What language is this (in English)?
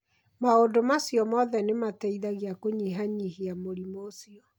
Kikuyu